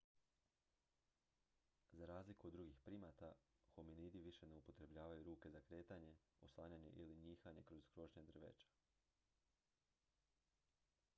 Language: Croatian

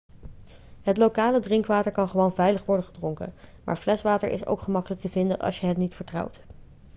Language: Dutch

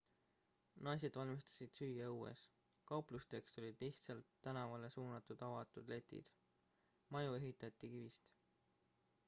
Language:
Estonian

